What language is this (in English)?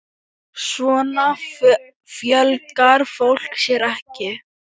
Icelandic